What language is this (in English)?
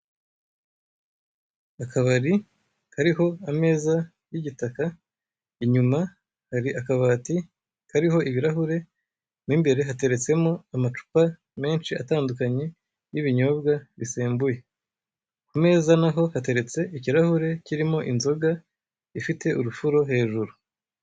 Kinyarwanda